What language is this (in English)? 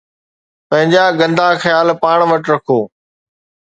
Sindhi